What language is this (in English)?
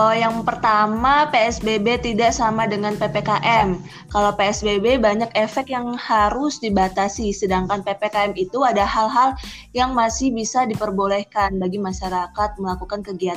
Indonesian